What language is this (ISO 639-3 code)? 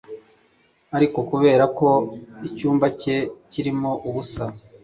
kin